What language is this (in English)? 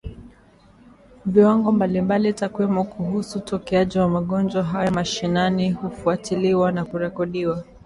Swahili